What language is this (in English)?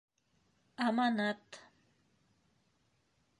Bashkir